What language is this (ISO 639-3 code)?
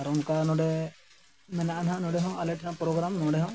sat